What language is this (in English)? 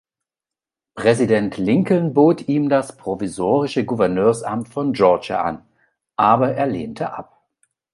German